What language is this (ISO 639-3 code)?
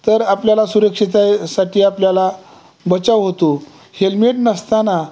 mar